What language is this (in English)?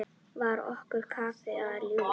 Icelandic